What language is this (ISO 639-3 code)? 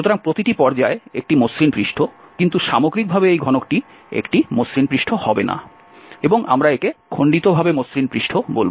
ben